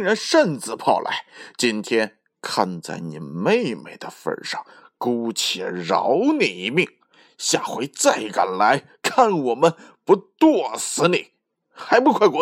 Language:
Chinese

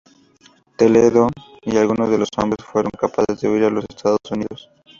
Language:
Spanish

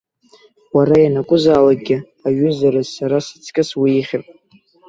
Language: Abkhazian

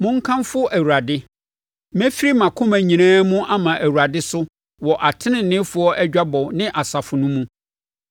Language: Akan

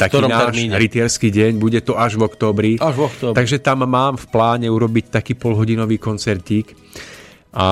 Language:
Slovak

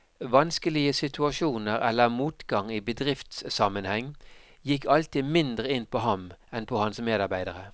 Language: Norwegian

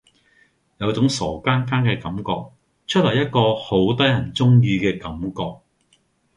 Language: Cantonese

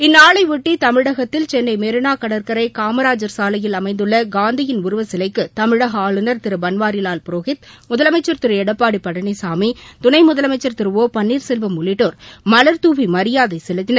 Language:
Tamil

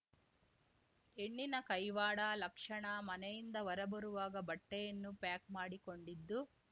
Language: Kannada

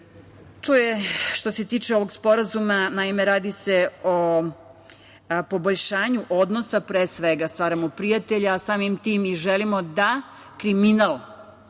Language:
Serbian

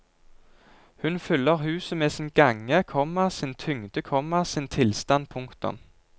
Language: Norwegian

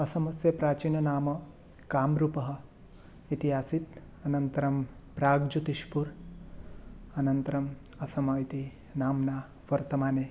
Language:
Sanskrit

